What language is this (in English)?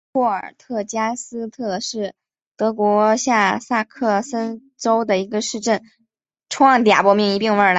Chinese